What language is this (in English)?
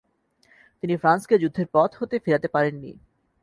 Bangla